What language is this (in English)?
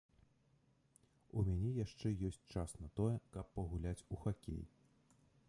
Belarusian